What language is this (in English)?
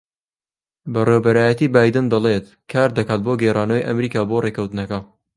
Central Kurdish